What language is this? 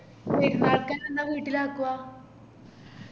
Malayalam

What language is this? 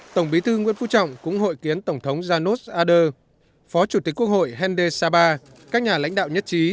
Vietnamese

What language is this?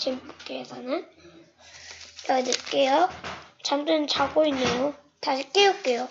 Korean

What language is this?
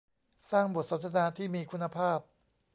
Thai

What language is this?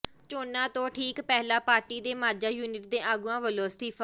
Punjabi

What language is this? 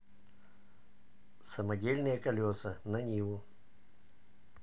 Russian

